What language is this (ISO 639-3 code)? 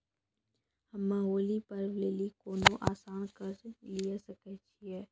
mai